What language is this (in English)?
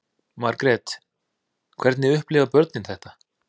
Icelandic